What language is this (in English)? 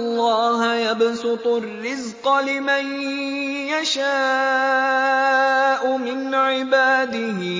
Arabic